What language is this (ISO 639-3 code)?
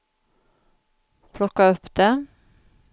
swe